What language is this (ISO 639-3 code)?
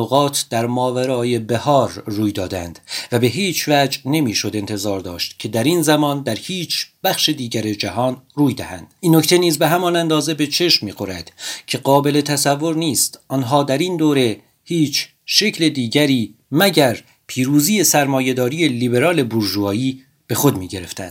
fas